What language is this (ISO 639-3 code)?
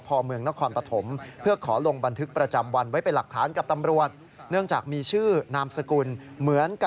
tha